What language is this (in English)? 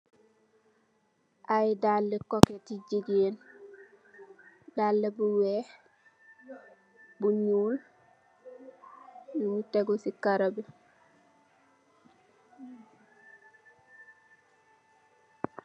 Wolof